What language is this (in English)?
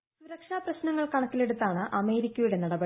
Malayalam